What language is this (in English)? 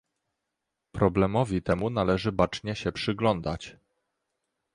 Polish